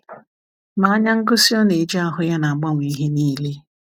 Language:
Igbo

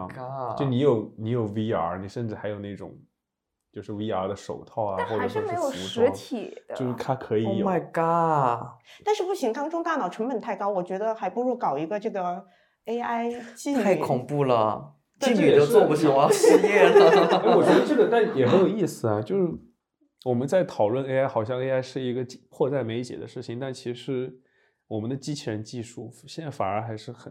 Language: Chinese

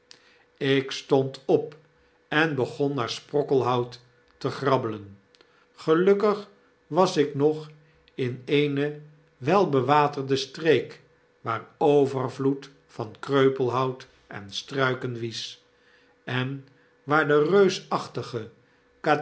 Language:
Dutch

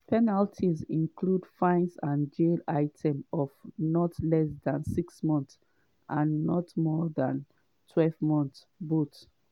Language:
Nigerian Pidgin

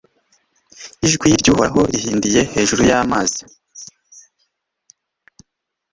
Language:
Kinyarwanda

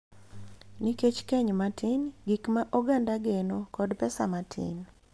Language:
Luo (Kenya and Tanzania)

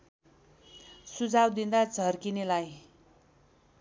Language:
Nepali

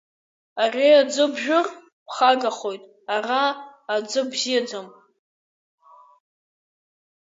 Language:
Abkhazian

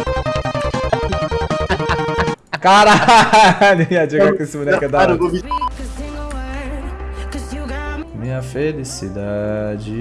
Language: Portuguese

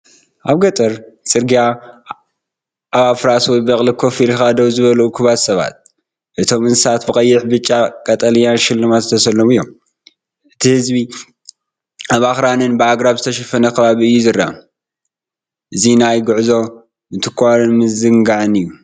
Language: Tigrinya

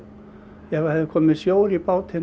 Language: Icelandic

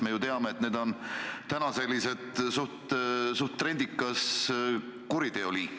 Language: Estonian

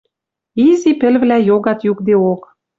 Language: Western Mari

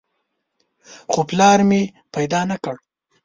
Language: Pashto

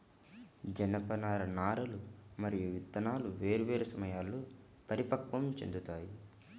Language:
Telugu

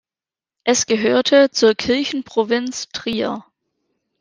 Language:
German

